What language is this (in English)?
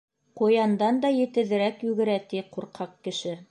Bashkir